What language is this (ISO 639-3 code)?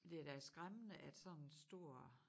dan